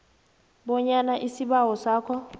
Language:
South Ndebele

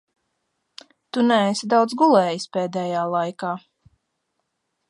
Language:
Latvian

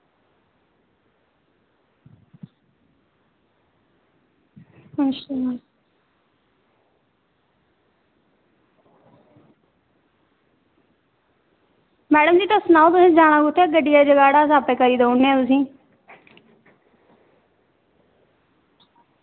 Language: Dogri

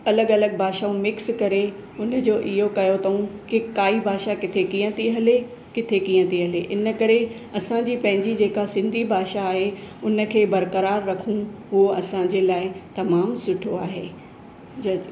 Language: Sindhi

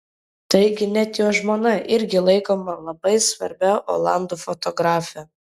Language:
Lithuanian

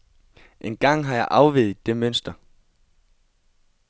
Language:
Danish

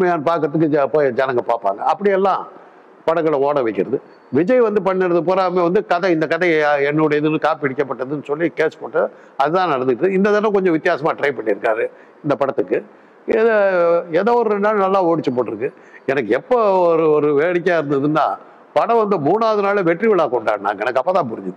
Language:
Arabic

